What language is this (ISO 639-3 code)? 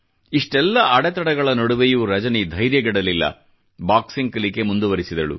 kan